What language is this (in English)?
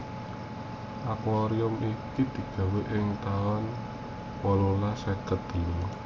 Javanese